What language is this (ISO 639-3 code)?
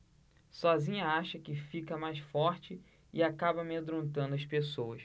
por